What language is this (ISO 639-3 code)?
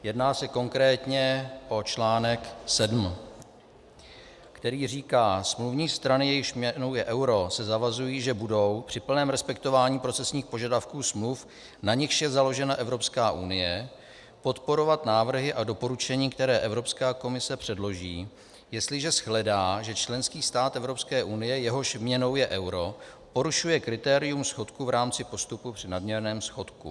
ces